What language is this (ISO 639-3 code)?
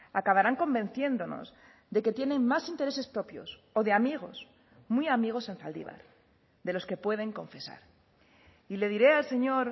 spa